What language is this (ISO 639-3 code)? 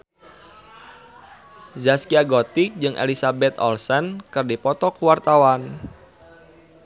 sun